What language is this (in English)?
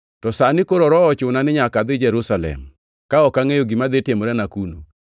Luo (Kenya and Tanzania)